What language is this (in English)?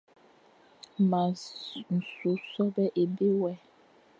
Fang